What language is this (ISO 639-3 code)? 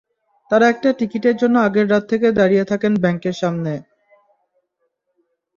ben